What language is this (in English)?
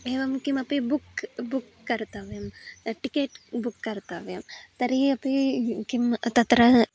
Sanskrit